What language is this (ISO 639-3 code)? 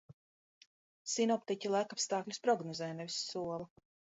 lav